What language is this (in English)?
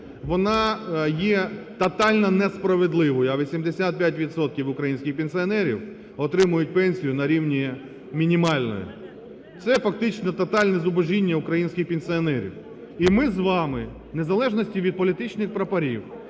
Ukrainian